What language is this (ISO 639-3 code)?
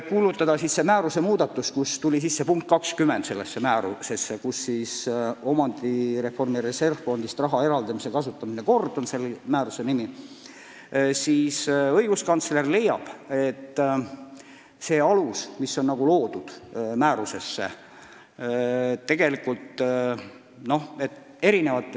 est